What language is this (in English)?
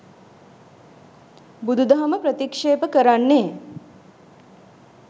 Sinhala